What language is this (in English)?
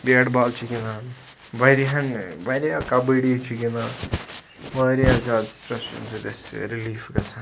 Kashmiri